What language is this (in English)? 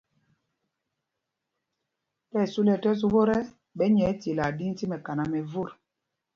Mpumpong